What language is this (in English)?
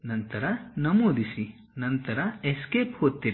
Kannada